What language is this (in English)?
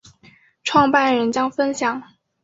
Chinese